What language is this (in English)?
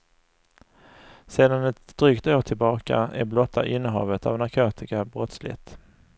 Swedish